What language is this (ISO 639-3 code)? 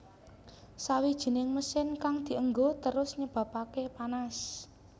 jav